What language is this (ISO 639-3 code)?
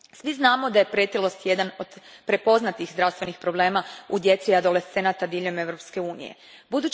hrv